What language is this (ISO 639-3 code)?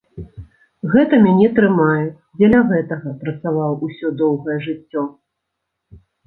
bel